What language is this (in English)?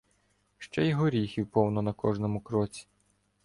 Ukrainian